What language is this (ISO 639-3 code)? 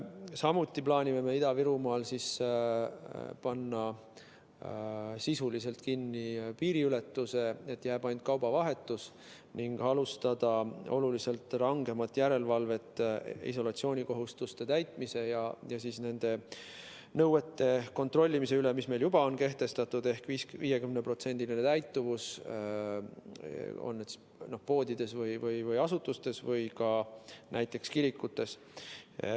est